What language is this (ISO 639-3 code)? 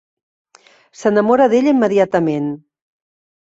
cat